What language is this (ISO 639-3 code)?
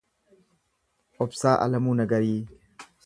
orm